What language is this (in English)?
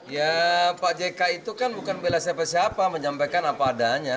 Indonesian